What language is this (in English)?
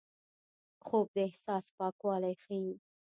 Pashto